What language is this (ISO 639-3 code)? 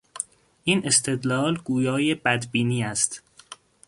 fas